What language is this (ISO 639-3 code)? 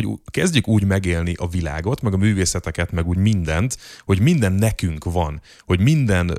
hun